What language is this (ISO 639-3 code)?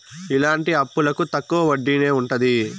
tel